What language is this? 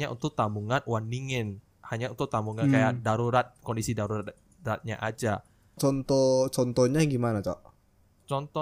Indonesian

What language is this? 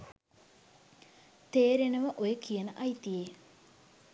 Sinhala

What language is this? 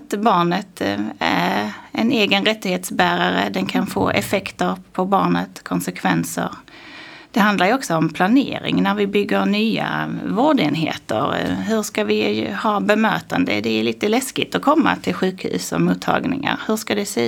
Swedish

